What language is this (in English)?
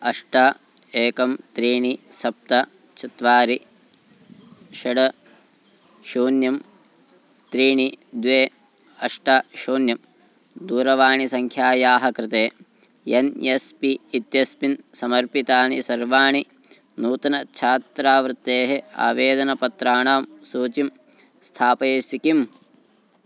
Sanskrit